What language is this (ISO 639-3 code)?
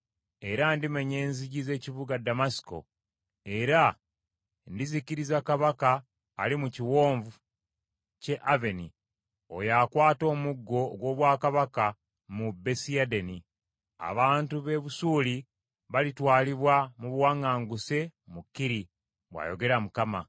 lug